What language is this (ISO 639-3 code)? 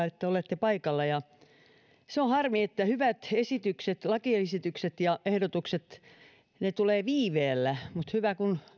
fin